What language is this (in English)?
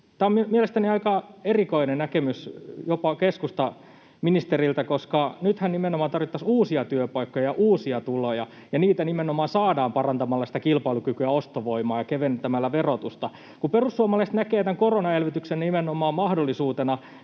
Finnish